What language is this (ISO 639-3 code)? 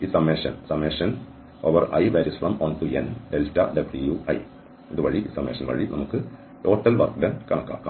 mal